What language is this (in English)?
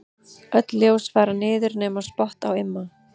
Icelandic